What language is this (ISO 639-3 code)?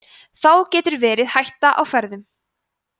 isl